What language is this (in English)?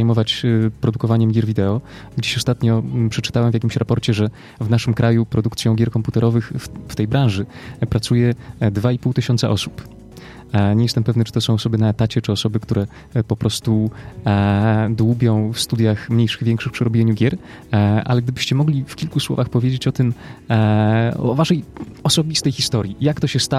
Polish